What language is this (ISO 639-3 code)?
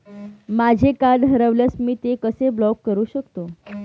mar